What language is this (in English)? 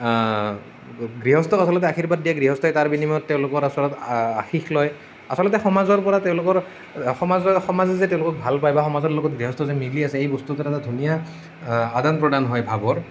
Assamese